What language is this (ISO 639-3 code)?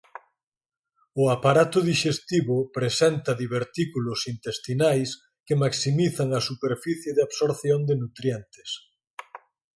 glg